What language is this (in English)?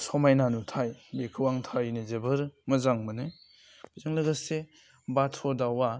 Bodo